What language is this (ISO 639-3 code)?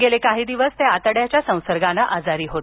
mar